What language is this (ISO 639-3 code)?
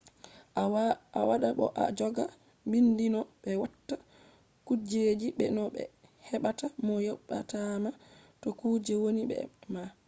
ful